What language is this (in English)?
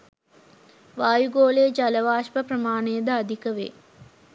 Sinhala